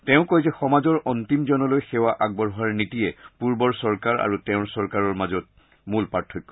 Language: Assamese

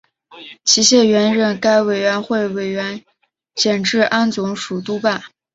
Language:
Chinese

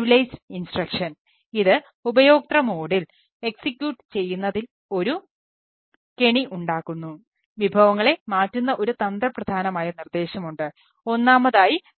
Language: Malayalam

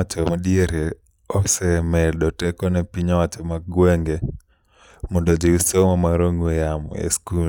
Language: Luo (Kenya and Tanzania)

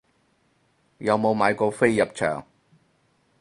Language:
Cantonese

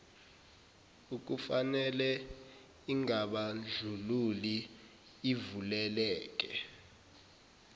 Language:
Zulu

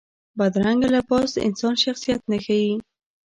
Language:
Pashto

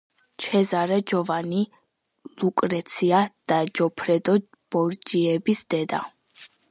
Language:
Georgian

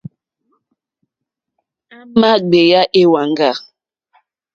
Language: Mokpwe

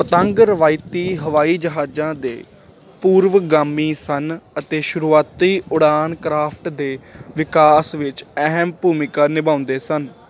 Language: Punjabi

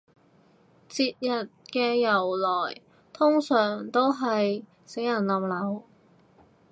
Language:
Cantonese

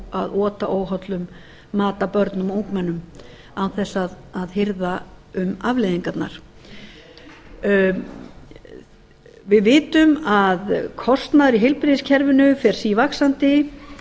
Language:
Icelandic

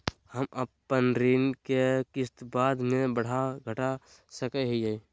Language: Magahi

